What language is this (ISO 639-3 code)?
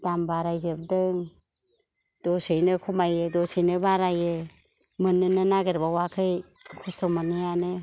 brx